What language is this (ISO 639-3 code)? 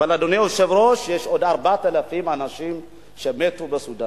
heb